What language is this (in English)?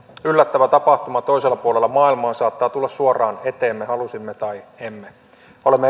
Finnish